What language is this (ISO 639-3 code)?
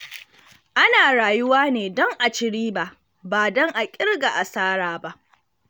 hau